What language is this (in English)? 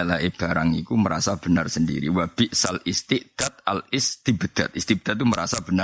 Malay